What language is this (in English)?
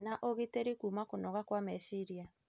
Kikuyu